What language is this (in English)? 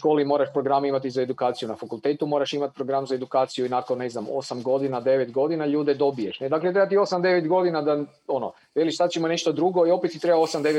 Croatian